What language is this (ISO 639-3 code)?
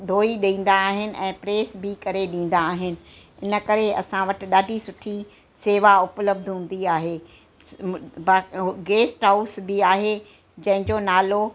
snd